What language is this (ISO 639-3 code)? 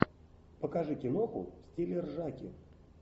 rus